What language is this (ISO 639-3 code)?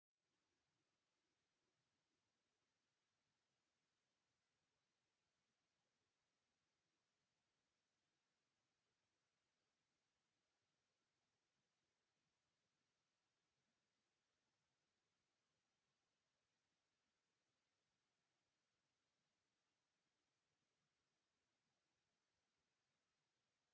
myx